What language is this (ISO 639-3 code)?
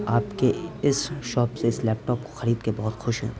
urd